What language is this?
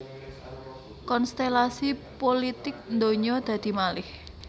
Javanese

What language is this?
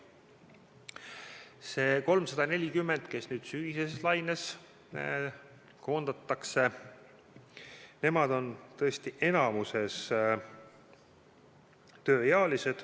Estonian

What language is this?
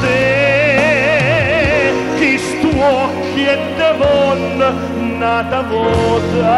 Romanian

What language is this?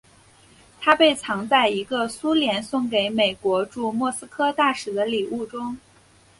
Chinese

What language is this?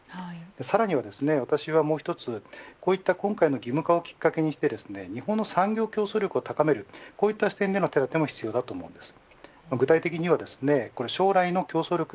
Japanese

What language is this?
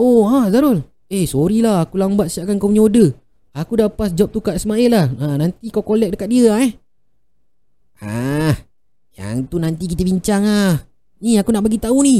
Malay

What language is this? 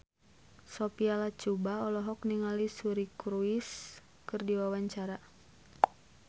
Sundanese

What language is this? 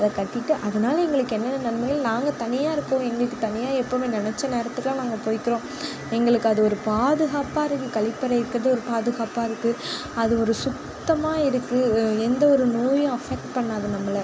Tamil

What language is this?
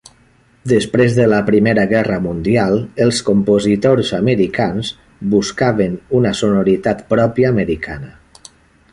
Catalan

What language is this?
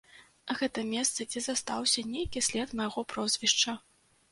Belarusian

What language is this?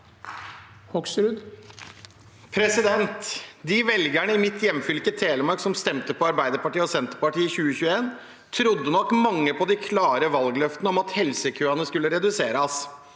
Norwegian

